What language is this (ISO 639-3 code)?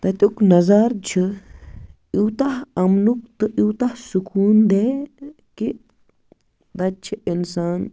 kas